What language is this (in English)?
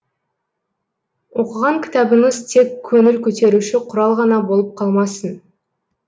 Kazakh